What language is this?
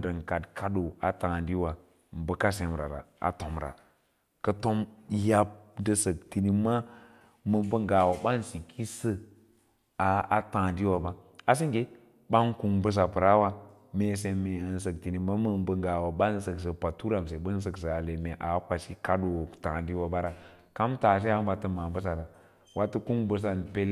Lala-Roba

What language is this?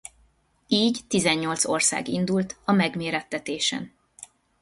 Hungarian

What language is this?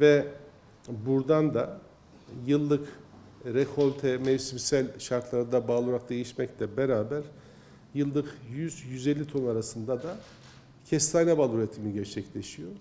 Turkish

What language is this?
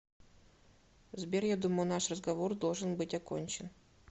Russian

